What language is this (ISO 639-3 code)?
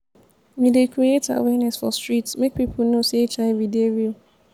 pcm